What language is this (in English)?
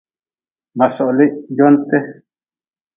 Nawdm